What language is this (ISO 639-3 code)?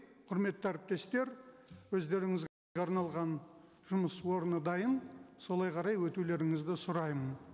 kaz